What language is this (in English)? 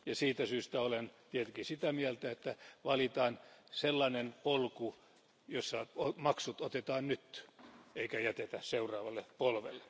Finnish